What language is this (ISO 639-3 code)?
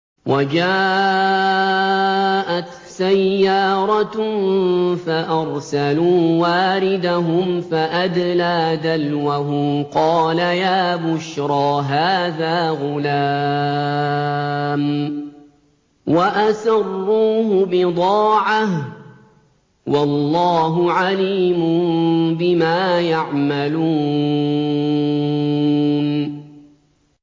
ara